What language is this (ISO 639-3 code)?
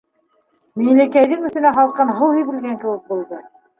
bak